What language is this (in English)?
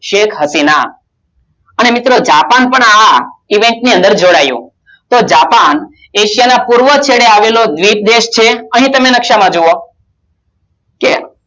Gujarati